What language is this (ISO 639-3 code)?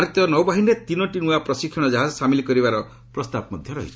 ori